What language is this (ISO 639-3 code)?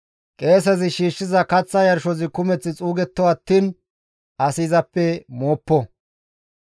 gmv